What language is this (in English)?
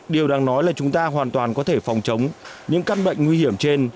Vietnamese